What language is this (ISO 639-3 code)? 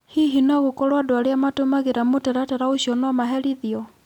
kik